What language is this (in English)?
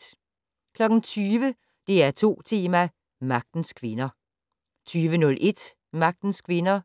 Danish